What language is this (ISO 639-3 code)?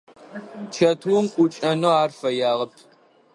ady